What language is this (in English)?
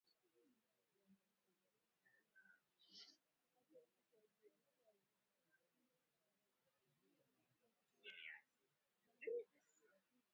Swahili